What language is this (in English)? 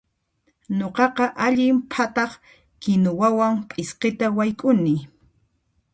Puno Quechua